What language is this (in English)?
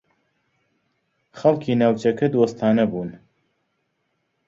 Central Kurdish